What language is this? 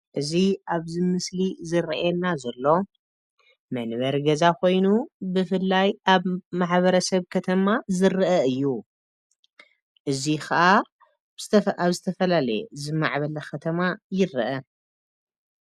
Tigrinya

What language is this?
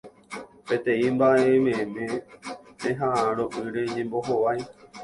Guarani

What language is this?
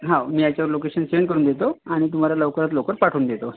Marathi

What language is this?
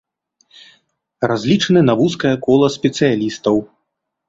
Belarusian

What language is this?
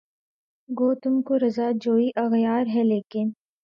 Urdu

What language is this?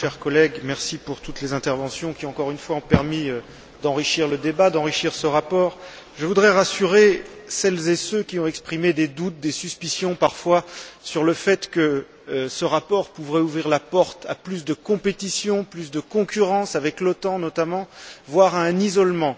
French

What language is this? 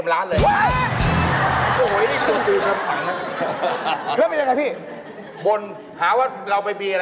Thai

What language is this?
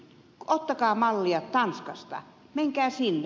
Finnish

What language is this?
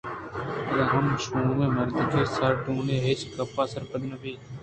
Eastern Balochi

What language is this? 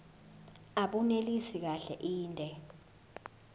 Zulu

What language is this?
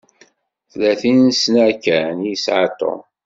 Kabyle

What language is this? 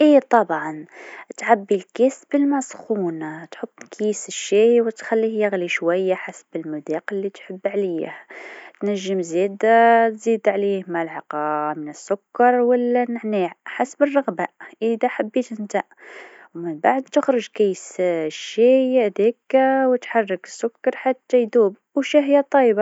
Tunisian Arabic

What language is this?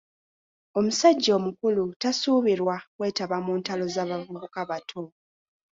Ganda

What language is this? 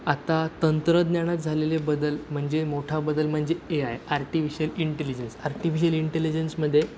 Marathi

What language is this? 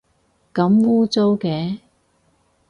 Cantonese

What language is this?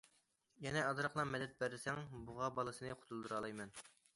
Uyghur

